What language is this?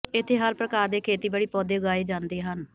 Punjabi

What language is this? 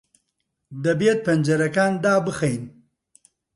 Central Kurdish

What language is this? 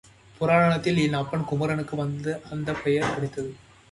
Tamil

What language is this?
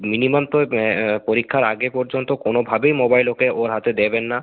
Bangla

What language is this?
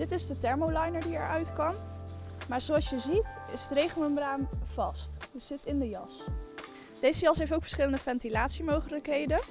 Dutch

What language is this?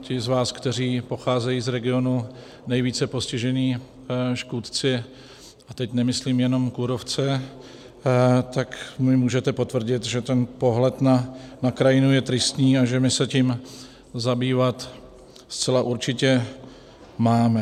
Czech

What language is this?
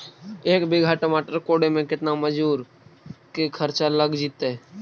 Magahi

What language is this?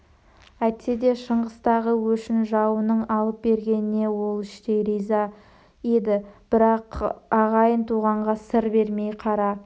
Kazakh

